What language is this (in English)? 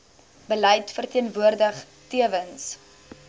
Afrikaans